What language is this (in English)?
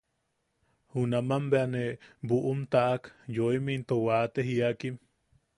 Yaqui